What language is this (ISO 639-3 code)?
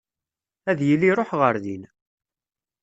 kab